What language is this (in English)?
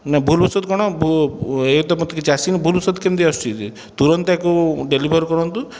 Odia